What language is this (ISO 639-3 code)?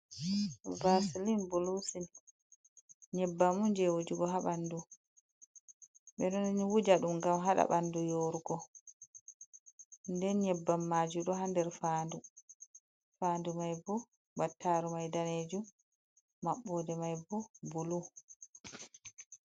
ful